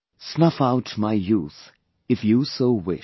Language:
English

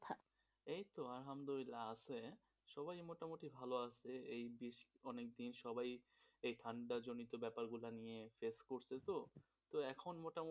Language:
Bangla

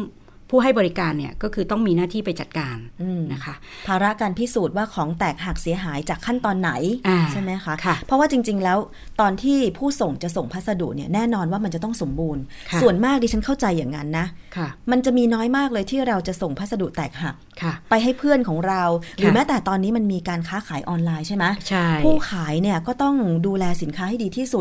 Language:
Thai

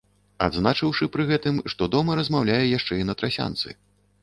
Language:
Belarusian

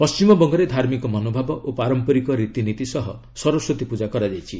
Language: Odia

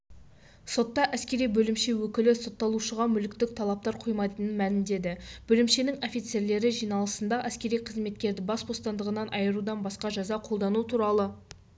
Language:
Kazakh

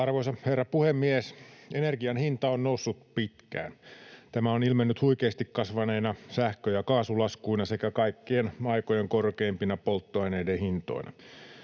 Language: Finnish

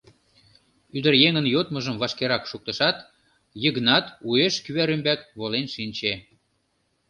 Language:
Mari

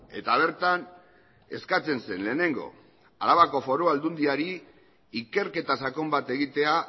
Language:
Basque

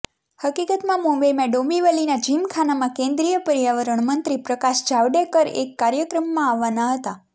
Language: Gujarati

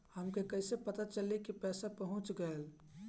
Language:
Bhojpuri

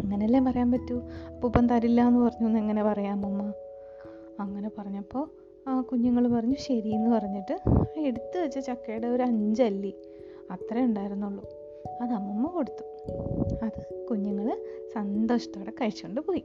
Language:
Malayalam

